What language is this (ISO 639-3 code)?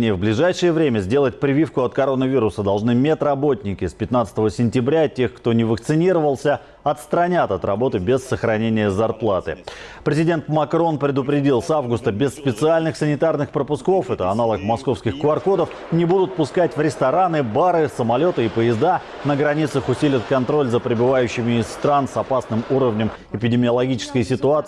rus